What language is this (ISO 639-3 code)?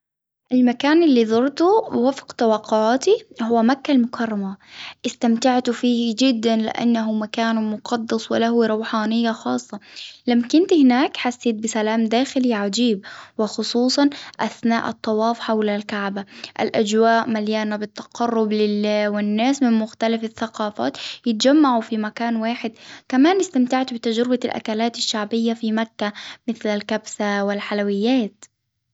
acw